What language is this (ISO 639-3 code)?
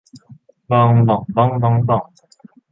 tha